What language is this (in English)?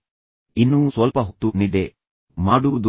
Kannada